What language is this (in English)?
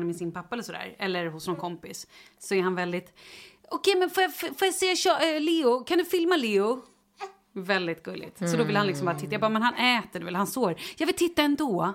Swedish